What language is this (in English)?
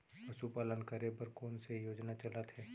Chhattisgarhi